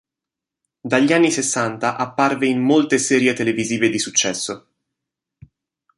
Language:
Italian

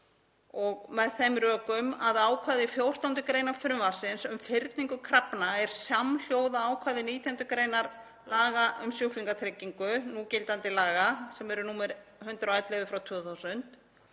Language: Icelandic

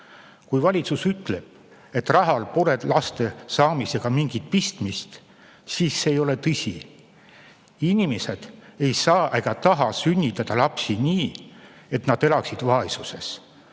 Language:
Estonian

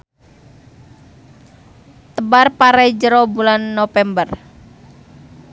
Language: Sundanese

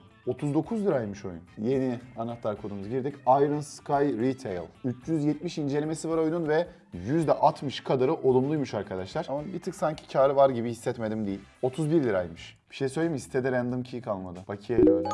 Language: Turkish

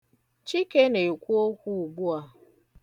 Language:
Igbo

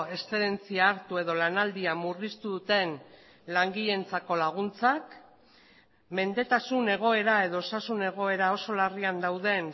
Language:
Basque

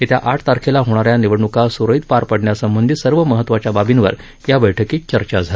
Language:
Marathi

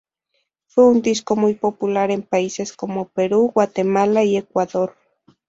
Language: Spanish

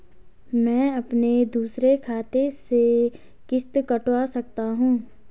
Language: Hindi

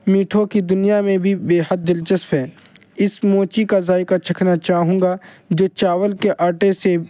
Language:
Urdu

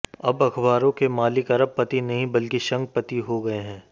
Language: Hindi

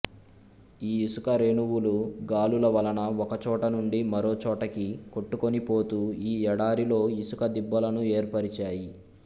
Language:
Telugu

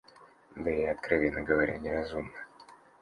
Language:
Russian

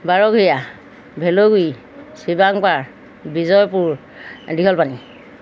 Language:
Assamese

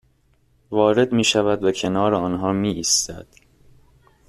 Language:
Persian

